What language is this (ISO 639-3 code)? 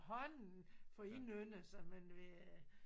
dan